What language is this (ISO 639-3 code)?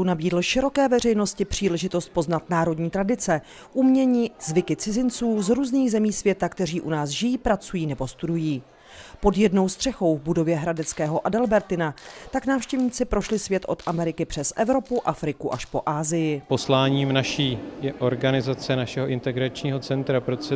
ces